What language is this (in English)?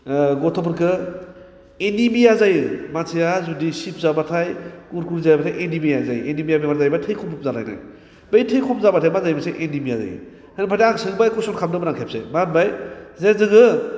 Bodo